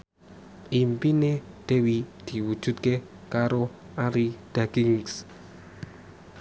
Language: Javanese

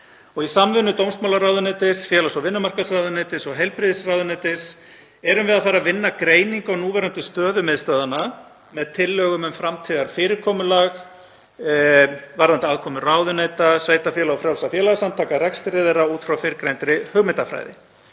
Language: Icelandic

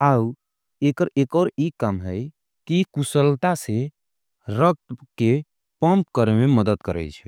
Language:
Angika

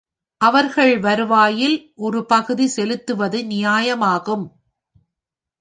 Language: Tamil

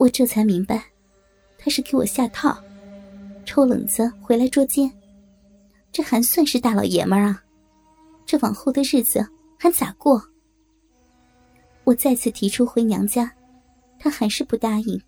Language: Chinese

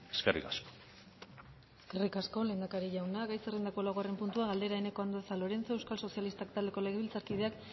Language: Basque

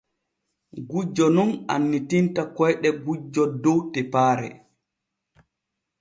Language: Borgu Fulfulde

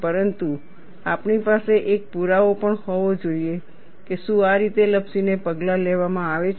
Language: Gujarati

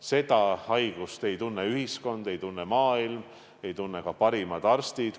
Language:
Estonian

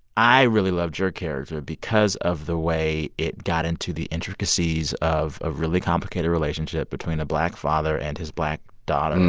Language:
English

